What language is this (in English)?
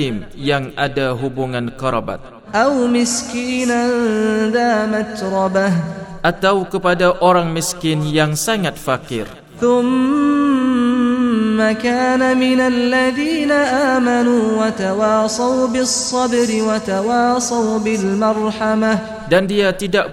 Malay